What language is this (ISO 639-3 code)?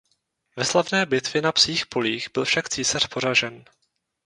ces